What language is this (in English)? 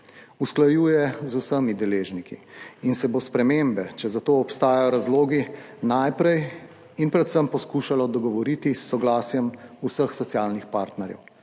Slovenian